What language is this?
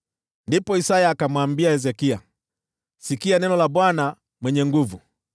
Swahili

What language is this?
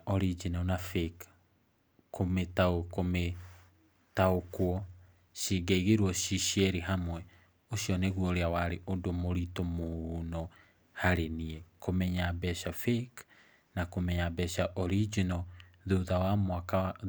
Kikuyu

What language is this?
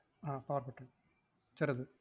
Malayalam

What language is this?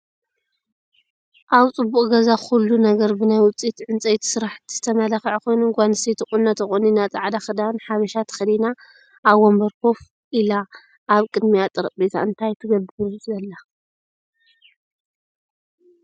Tigrinya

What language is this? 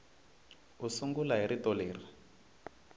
Tsonga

